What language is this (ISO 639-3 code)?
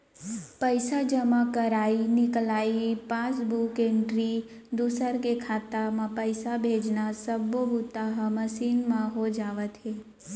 hne